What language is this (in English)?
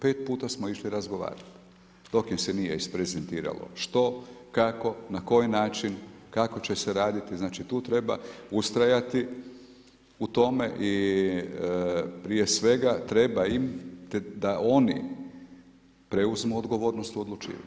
Croatian